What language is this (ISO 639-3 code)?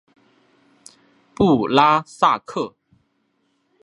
zho